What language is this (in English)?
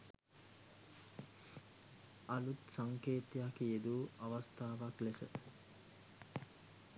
Sinhala